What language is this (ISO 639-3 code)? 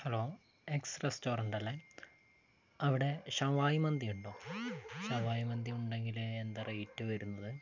mal